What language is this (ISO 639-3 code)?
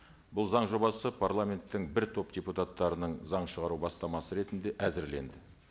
kaz